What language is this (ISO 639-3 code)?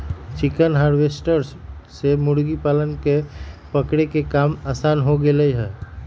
mag